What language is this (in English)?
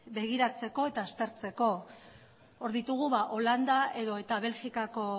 Basque